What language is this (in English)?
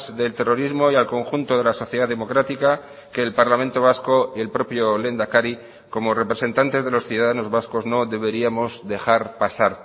Spanish